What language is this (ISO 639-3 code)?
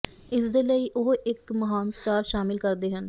pan